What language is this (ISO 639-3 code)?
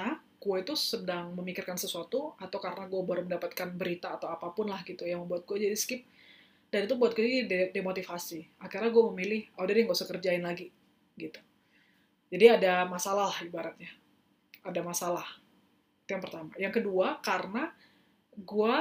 ind